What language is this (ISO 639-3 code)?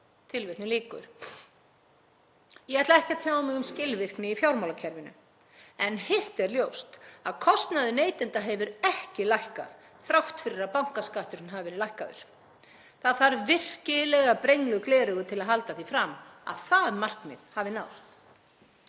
isl